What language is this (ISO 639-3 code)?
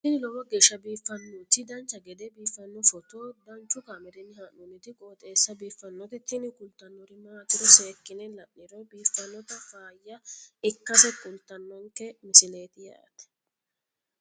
sid